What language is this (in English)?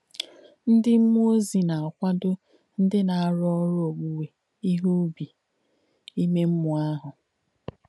Igbo